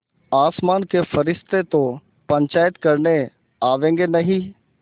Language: Hindi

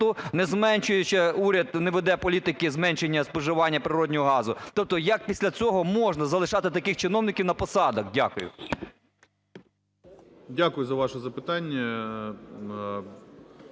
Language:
Ukrainian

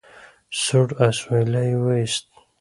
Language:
Pashto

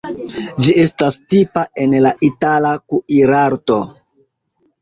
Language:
Esperanto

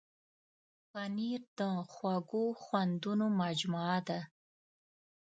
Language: Pashto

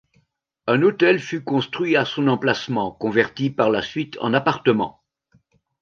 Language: French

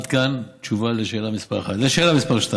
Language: Hebrew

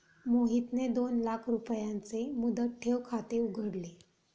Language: Marathi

